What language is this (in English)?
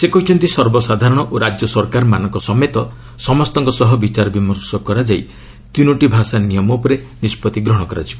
Odia